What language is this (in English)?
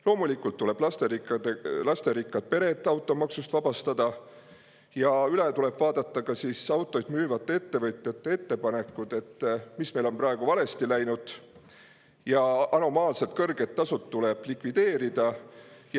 Estonian